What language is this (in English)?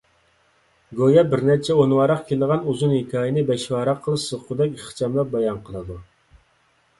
Uyghur